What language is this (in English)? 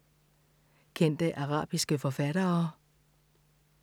Danish